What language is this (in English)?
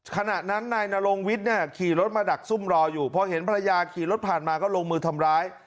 Thai